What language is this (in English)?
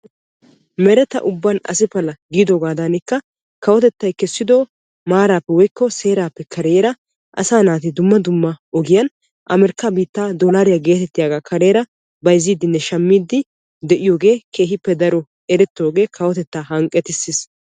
Wolaytta